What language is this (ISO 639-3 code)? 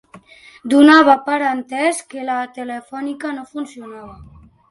cat